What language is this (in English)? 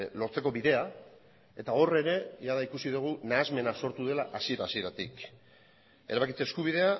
Basque